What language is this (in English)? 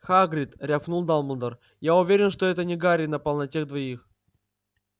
Russian